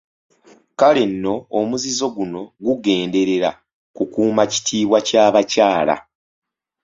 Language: Ganda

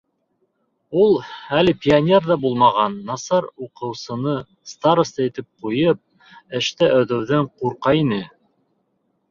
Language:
Bashkir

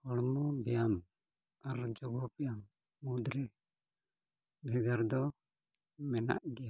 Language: Santali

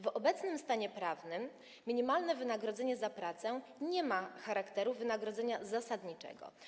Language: Polish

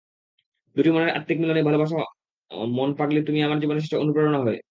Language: Bangla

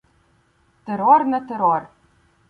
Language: Ukrainian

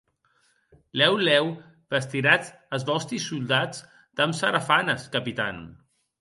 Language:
Occitan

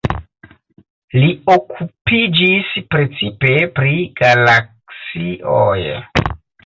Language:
Esperanto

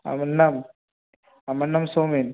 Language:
Bangla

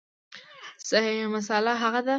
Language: Pashto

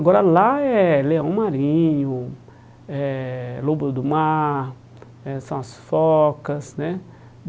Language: Portuguese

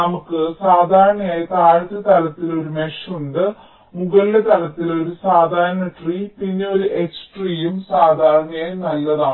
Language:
Malayalam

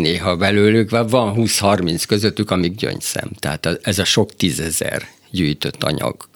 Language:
Hungarian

